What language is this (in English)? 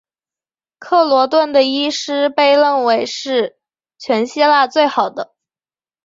Chinese